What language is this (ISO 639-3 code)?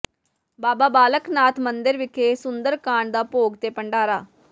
pan